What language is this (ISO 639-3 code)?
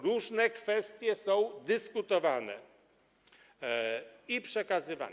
pol